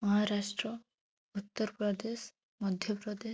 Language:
Odia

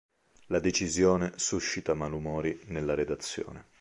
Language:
Italian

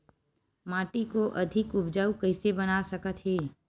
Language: Chhattisgarhi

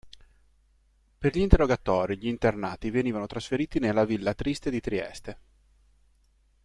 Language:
Italian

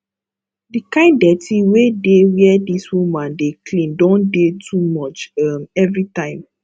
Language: Nigerian Pidgin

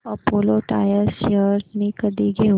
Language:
Marathi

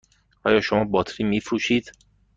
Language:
Persian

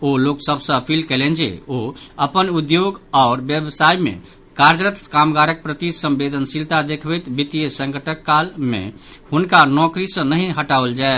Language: Maithili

